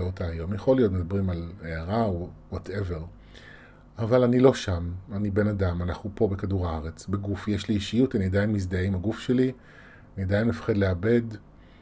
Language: Hebrew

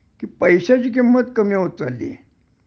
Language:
Marathi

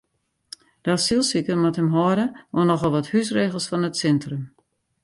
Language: Western Frisian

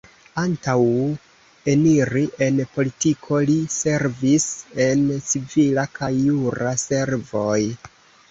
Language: Esperanto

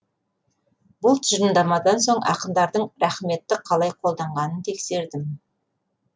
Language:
Kazakh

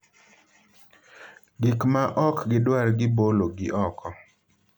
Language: Luo (Kenya and Tanzania)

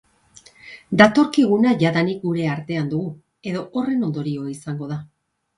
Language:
Basque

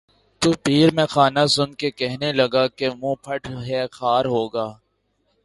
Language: Urdu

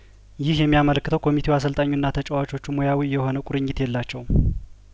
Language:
Amharic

